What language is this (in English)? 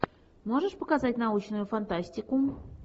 Russian